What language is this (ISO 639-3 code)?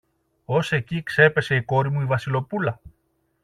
ell